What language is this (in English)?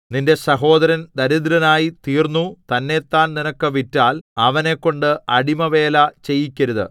Malayalam